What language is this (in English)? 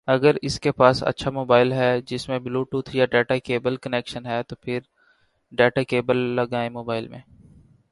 Urdu